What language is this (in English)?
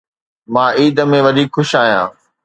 Sindhi